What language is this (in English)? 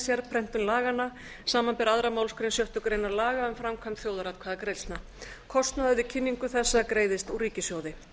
Icelandic